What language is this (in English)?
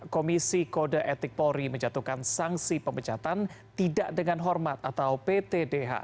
Indonesian